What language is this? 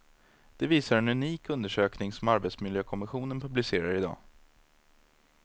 Swedish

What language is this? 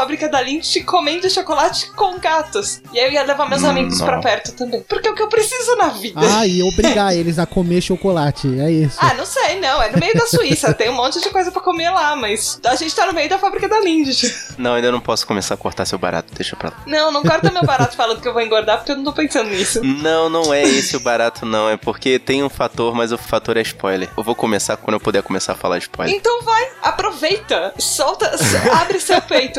Portuguese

